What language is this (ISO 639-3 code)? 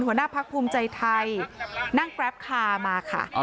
tha